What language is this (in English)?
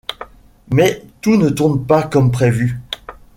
French